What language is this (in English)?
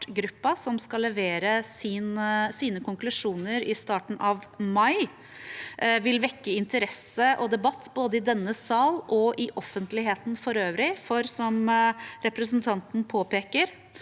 Norwegian